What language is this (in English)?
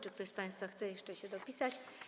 Polish